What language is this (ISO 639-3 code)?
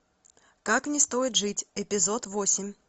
rus